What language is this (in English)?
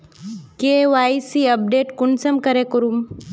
Magahi